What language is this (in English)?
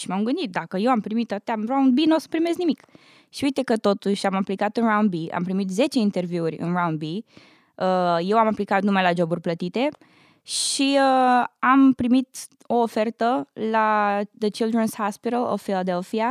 Romanian